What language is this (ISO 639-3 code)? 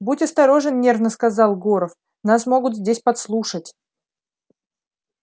rus